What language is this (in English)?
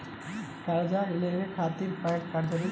Bhojpuri